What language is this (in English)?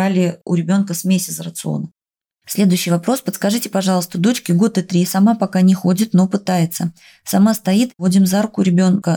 Russian